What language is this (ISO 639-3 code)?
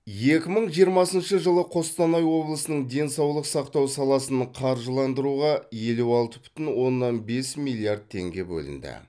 kaz